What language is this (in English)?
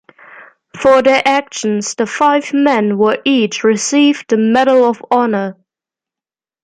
English